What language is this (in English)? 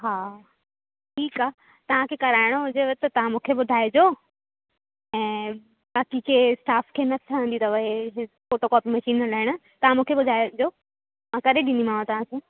Sindhi